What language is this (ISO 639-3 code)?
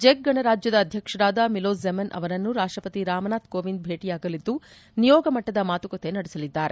kan